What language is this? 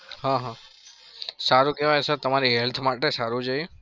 Gujarati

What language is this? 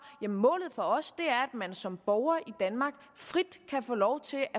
Danish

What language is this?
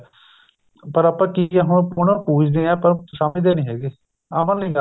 Punjabi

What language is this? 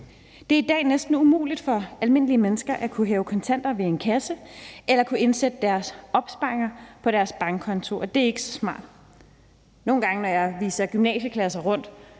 Danish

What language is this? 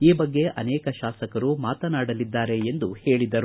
Kannada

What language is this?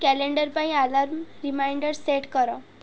Odia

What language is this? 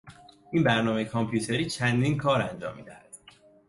Persian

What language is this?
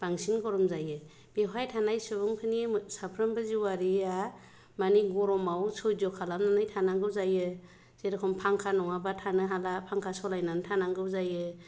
Bodo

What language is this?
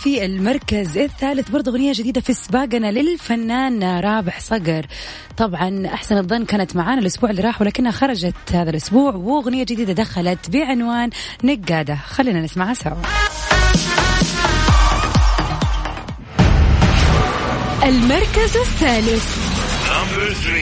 Arabic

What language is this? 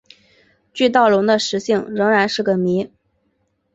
Chinese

